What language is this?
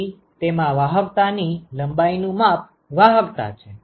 Gujarati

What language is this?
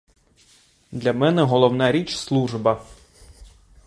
Ukrainian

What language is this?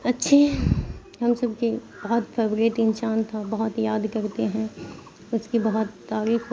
Urdu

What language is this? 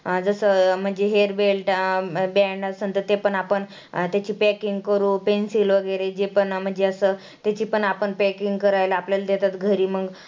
Marathi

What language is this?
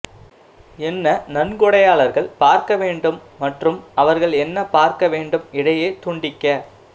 Tamil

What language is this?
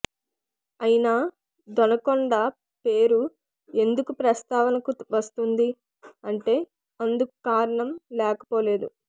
Telugu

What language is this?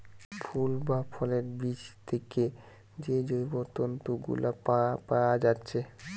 Bangla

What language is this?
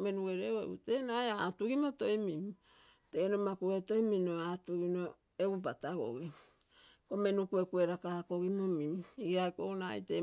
Terei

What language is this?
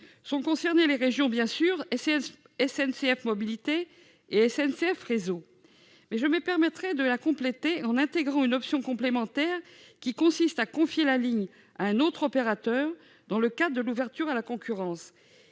French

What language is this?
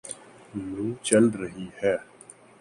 Urdu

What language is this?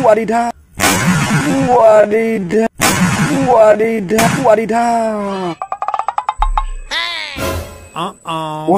Indonesian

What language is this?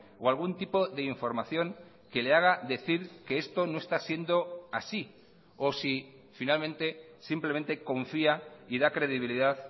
Spanish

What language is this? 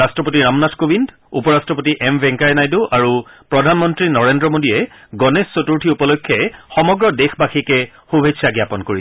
Assamese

